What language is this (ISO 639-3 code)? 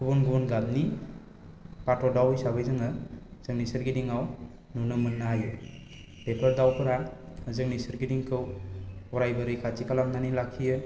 brx